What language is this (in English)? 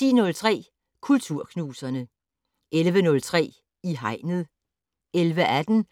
Danish